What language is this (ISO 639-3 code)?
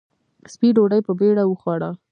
pus